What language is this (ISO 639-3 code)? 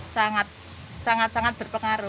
ind